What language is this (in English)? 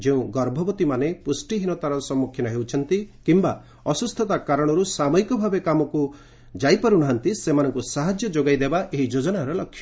Odia